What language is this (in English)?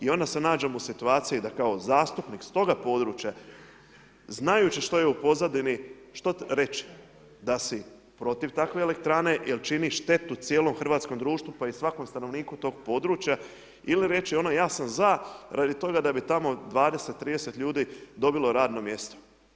Croatian